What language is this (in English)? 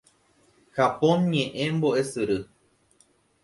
Guarani